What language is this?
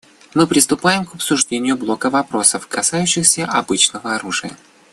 Russian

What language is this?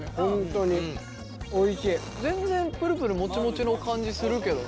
Japanese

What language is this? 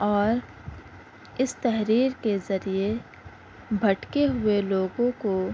Urdu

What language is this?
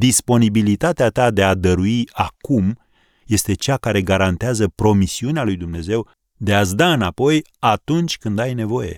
Romanian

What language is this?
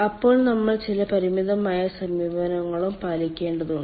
Malayalam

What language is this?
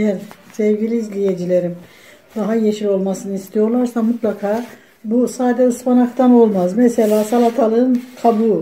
Turkish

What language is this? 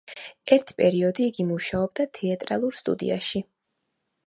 Georgian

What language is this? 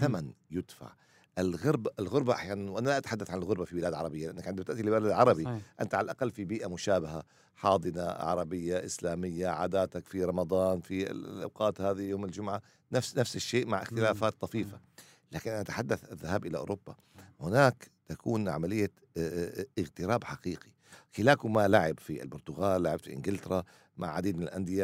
Arabic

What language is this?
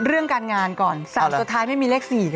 Thai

